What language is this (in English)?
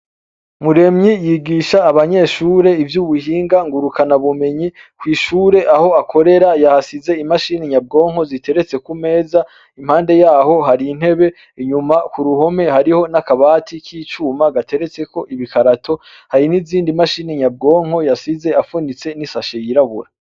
Rundi